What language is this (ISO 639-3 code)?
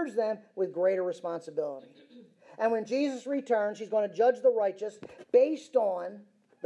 eng